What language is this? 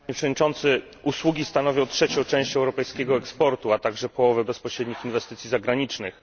Polish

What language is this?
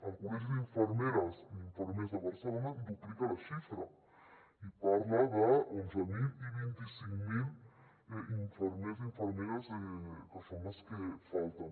Catalan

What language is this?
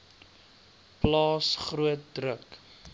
Afrikaans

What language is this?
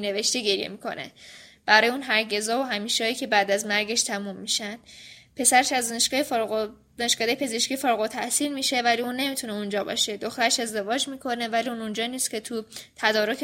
Persian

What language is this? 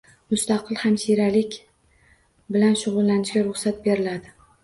Uzbek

